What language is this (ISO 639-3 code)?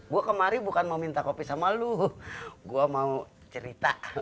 ind